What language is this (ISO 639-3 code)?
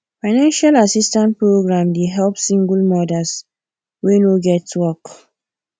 pcm